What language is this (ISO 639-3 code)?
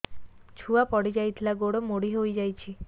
ori